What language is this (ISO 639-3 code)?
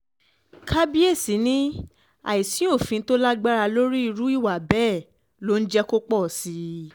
yor